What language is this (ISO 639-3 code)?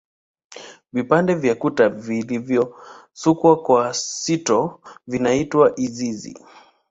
swa